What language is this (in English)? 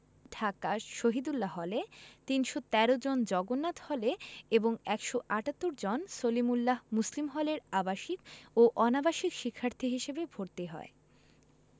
Bangla